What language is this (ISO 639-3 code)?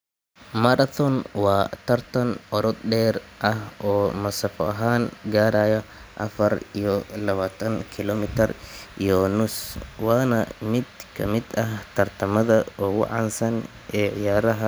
som